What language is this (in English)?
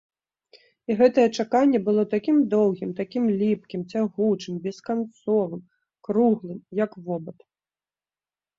Belarusian